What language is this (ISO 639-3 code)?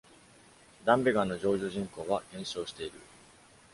jpn